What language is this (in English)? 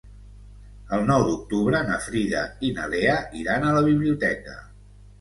Catalan